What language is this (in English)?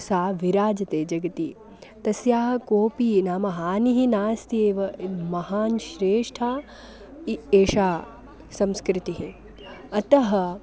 Sanskrit